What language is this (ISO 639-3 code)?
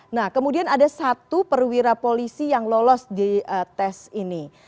ind